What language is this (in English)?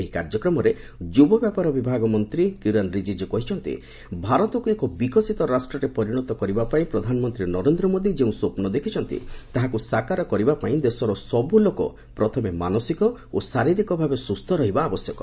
Odia